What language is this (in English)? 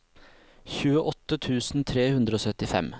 Norwegian